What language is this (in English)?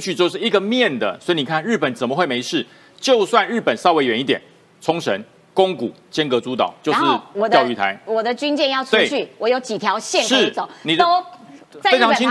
Chinese